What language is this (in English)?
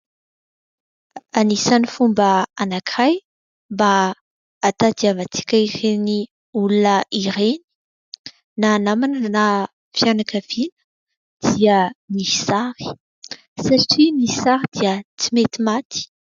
Malagasy